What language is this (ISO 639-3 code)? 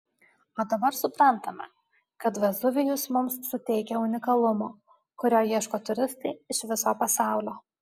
lit